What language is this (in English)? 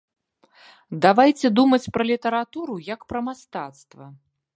Belarusian